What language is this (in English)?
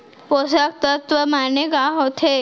Chhattisgarhi